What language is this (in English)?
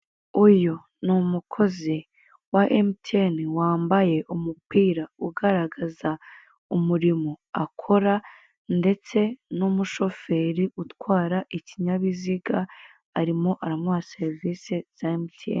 Kinyarwanda